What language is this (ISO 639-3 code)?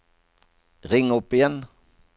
nor